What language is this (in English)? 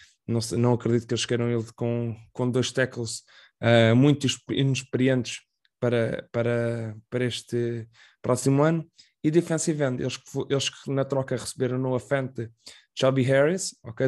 Portuguese